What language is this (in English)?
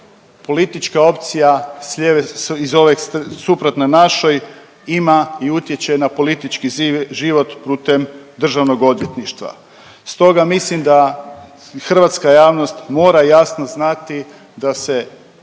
Croatian